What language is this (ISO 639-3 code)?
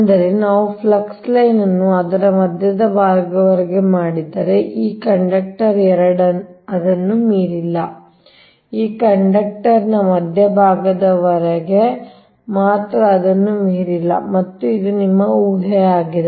kan